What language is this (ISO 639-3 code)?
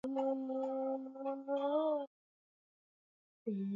swa